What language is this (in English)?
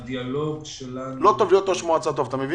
Hebrew